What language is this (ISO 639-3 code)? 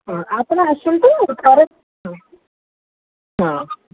ori